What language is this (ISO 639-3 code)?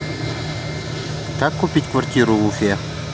rus